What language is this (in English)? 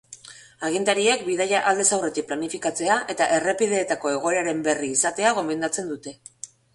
Basque